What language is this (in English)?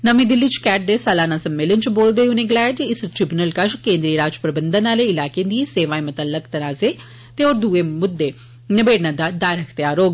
Dogri